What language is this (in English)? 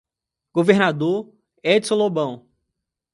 Portuguese